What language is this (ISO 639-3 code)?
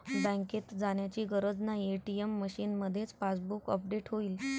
mar